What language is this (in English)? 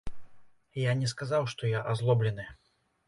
Belarusian